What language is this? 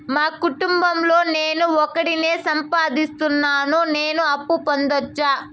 Telugu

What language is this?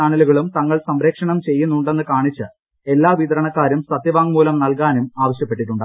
Malayalam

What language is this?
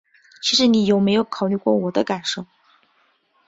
Chinese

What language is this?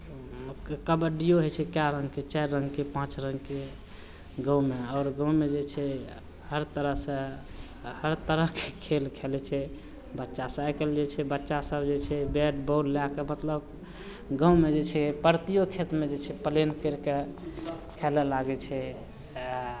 Maithili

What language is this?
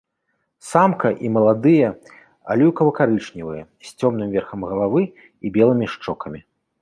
Belarusian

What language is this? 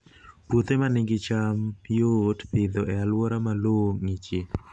Luo (Kenya and Tanzania)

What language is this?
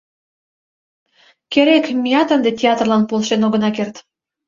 Mari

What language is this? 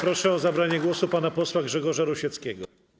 Polish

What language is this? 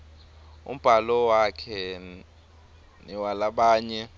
Swati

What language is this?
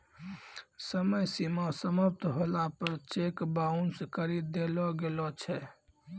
Maithili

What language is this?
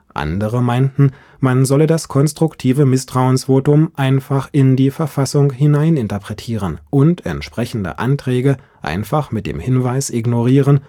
German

